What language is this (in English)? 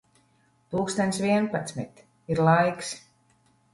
Latvian